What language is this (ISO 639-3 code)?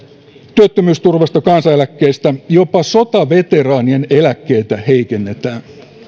fin